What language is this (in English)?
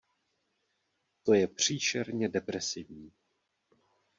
Czech